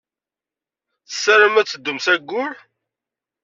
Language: Kabyle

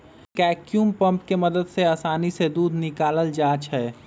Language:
Magahi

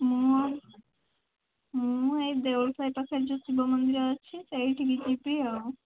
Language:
Odia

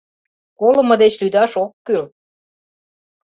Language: Mari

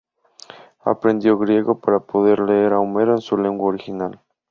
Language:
Spanish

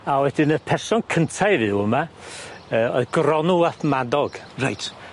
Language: Welsh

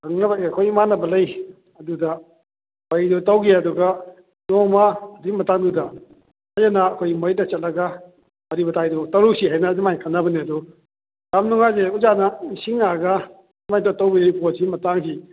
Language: Manipuri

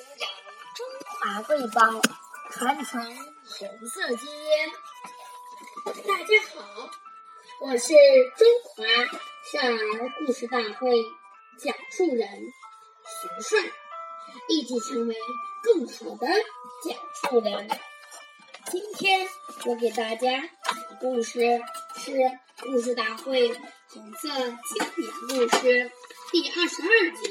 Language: Chinese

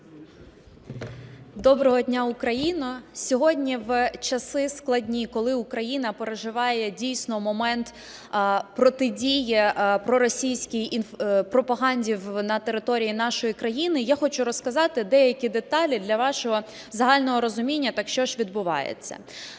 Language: Ukrainian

